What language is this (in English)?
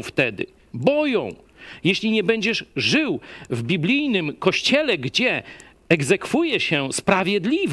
Polish